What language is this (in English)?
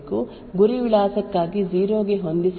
Kannada